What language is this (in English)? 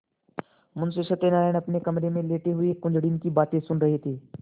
Hindi